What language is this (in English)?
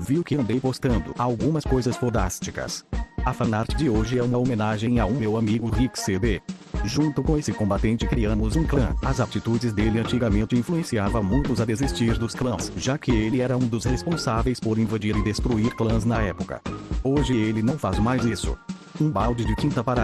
Portuguese